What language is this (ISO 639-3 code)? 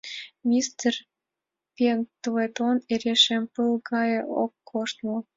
chm